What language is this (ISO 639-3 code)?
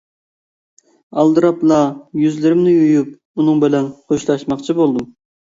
uig